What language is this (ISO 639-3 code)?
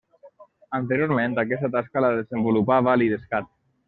cat